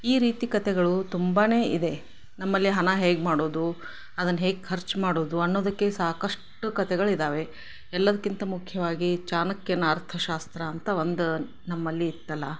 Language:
Kannada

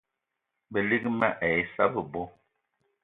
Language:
Eton (Cameroon)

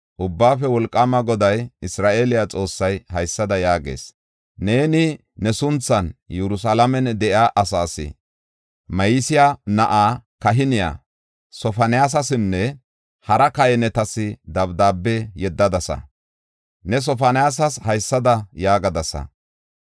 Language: Gofa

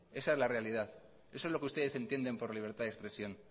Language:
Spanish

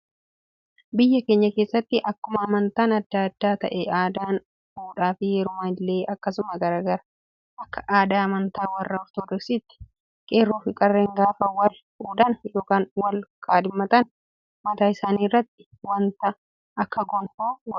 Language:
Oromo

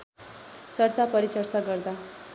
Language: Nepali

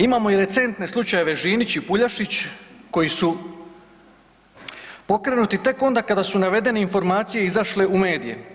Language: Croatian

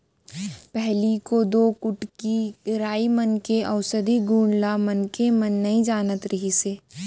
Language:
Chhattisgarhi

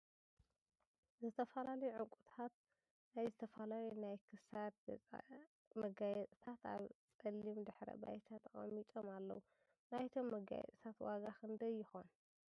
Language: Tigrinya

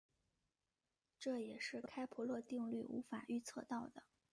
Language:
Chinese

